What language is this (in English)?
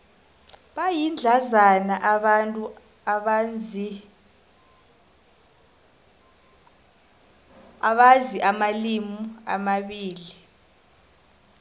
South Ndebele